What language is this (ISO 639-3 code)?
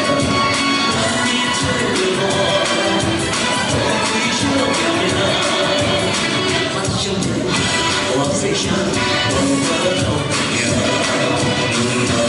ron